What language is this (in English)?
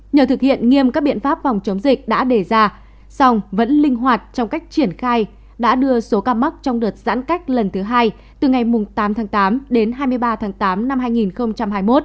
Vietnamese